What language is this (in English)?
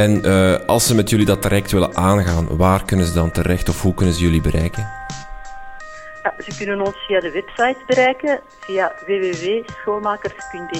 Dutch